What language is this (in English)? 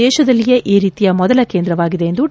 Kannada